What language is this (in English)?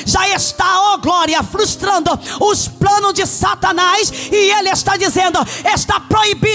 Portuguese